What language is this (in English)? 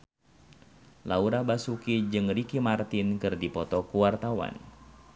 Sundanese